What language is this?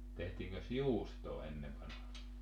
Finnish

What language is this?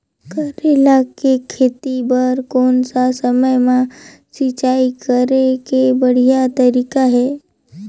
Chhattisgarhi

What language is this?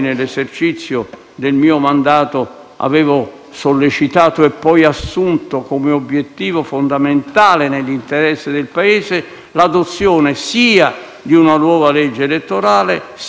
Italian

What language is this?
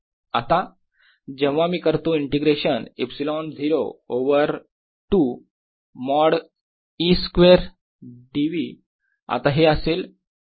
Marathi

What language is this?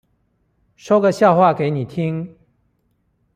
Chinese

